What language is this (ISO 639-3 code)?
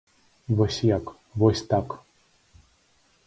bel